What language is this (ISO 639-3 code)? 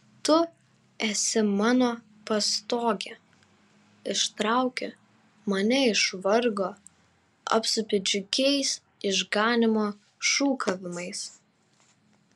lit